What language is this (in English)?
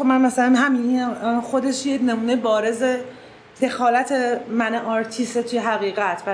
Persian